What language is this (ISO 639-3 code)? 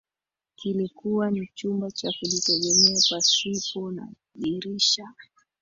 swa